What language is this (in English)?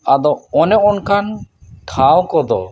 Santali